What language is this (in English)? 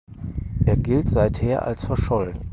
German